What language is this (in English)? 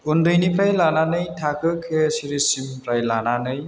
Bodo